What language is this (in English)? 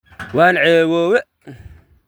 Somali